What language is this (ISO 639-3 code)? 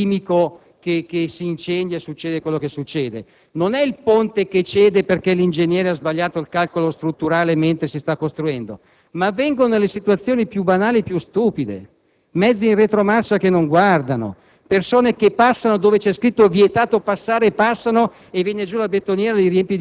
ita